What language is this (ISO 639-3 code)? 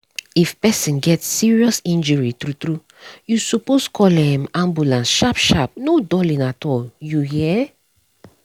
pcm